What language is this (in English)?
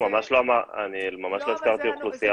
Hebrew